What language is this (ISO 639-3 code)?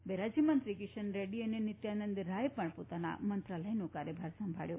guj